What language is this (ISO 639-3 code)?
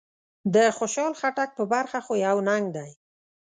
pus